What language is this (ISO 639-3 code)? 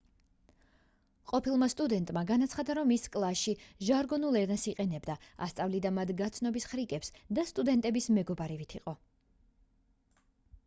kat